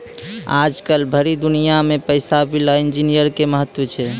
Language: Maithili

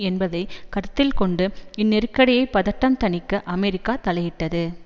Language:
Tamil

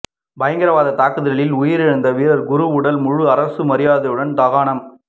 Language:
Tamil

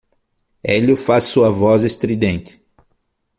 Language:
Portuguese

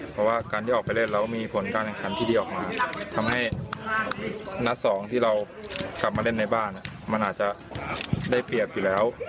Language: Thai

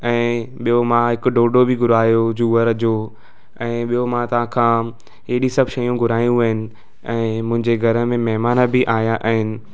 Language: Sindhi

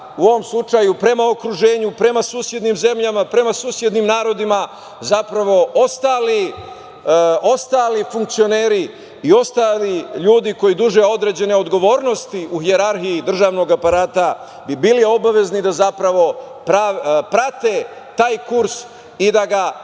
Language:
Serbian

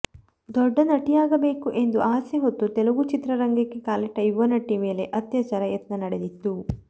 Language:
Kannada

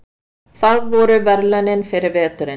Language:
Icelandic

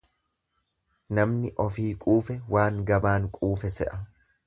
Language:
Oromo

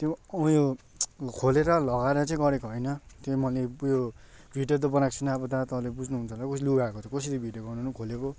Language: Nepali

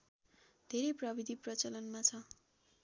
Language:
Nepali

